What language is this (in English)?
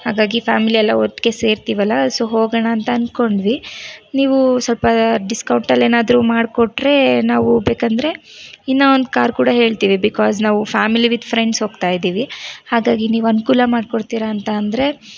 Kannada